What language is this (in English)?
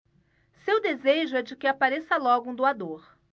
Portuguese